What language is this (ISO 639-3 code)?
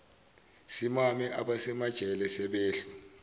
zul